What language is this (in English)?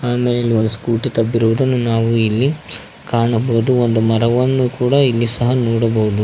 Kannada